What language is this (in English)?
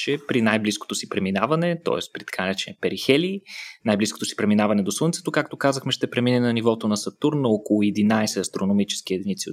Bulgarian